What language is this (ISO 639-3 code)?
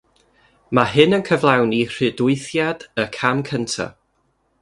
cym